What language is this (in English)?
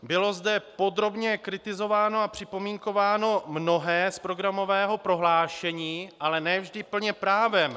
Czech